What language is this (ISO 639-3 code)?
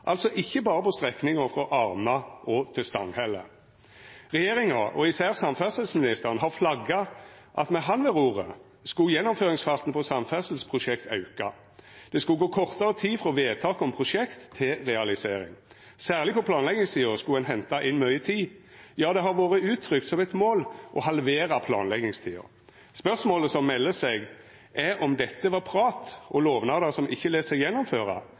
nno